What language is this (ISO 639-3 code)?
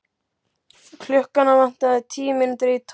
isl